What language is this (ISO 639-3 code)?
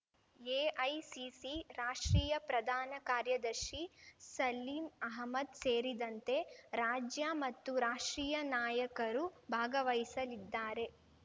kan